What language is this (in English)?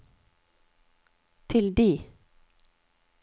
Norwegian